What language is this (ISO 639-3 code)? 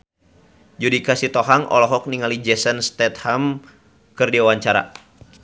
sun